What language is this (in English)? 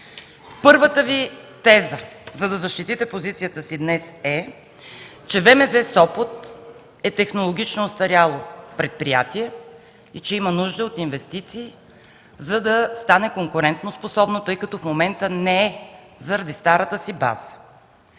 Bulgarian